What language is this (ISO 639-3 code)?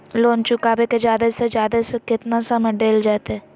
mag